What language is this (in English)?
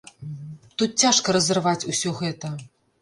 Belarusian